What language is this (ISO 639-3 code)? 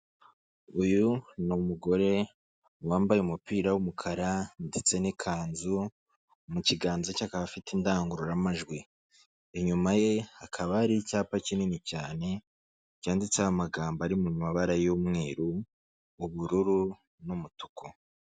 kin